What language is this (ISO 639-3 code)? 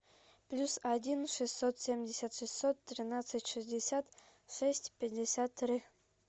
rus